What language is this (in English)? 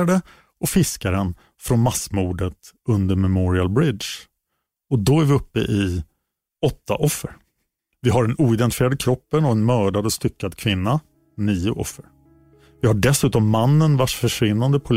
Swedish